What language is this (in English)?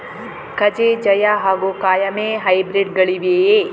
Kannada